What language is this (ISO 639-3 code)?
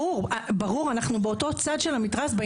heb